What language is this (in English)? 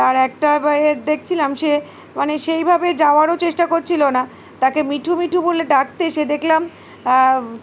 Bangla